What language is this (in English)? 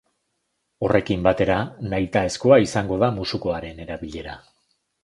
Basque